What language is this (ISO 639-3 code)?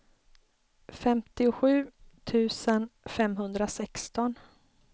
swe